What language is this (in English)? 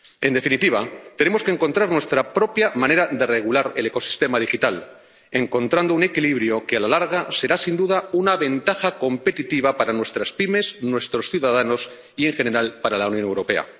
Spanish